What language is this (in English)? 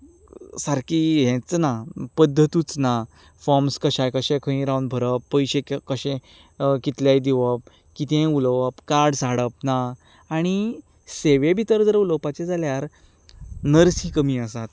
Konkani